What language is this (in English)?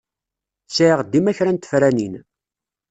Kabyle